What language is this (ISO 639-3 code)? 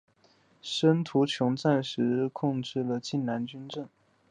zho